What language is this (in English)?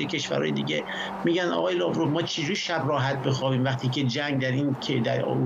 Persian